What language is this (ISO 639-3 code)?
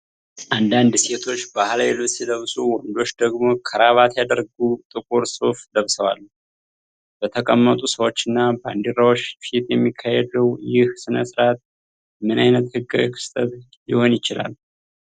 amh